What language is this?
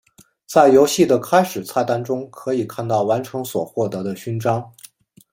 Chinese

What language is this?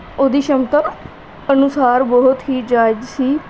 Punjabi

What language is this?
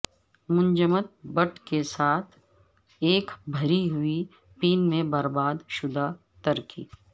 Urdu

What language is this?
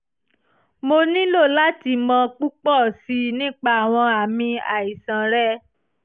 Yoruba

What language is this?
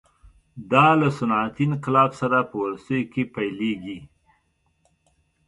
Pashto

